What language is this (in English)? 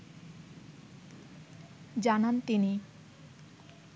Bangla